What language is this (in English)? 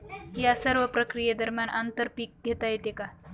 Marathi